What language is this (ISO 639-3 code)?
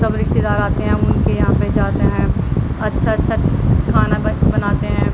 urd